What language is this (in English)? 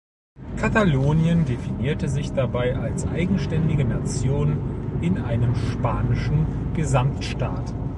German